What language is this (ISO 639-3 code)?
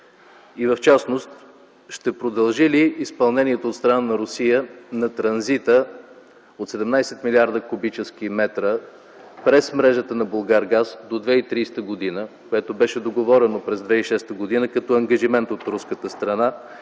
bul